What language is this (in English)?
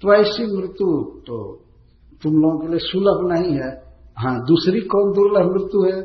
Hindi